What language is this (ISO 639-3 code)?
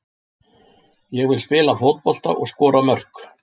isl